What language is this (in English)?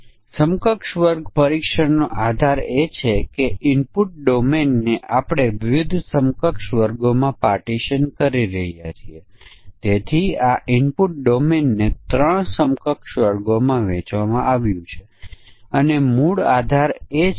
Gujarati